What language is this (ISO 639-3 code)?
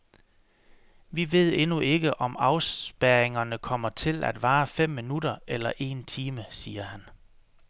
dan